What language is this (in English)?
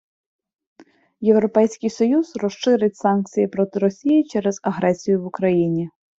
Ukrainian